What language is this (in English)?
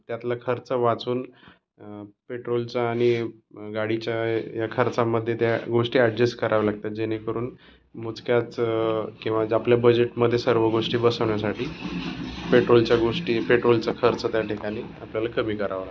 Marathi